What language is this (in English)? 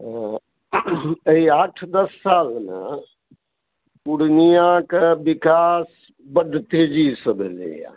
Maithili